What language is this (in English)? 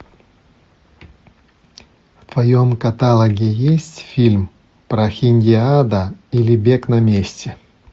Russian